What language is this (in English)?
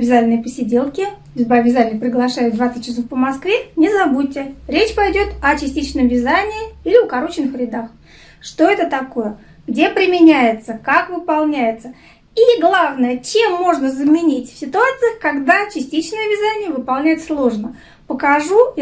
Russian